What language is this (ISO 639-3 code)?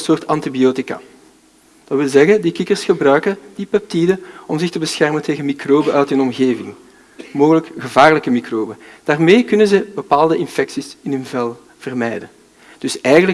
nld